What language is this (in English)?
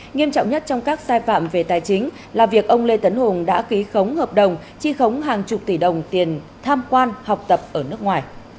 Vietnamese